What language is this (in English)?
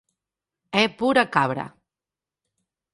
Galician